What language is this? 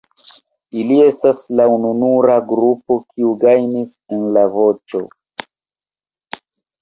Esperanto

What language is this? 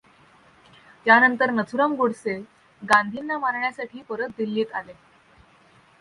Marathi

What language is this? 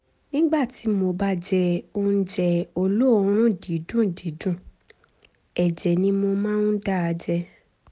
Yoruba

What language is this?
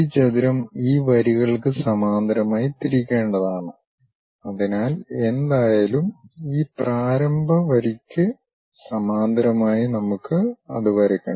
Malayalam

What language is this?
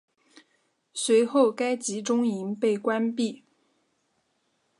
Chinese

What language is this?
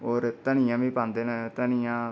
Dogri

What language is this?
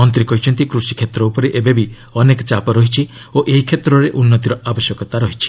Odia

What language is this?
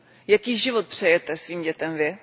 Czech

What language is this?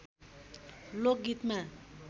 Nepali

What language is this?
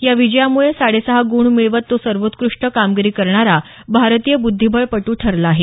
Marathi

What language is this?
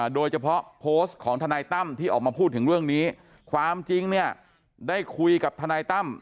Thai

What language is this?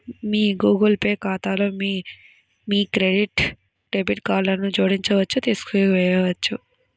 Telugu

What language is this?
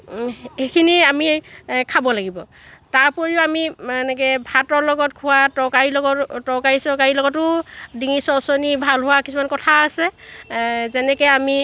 Assamese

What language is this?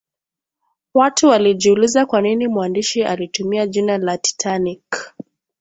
Swahili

